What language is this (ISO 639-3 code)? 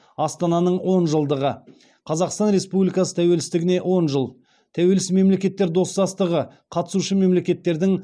kaz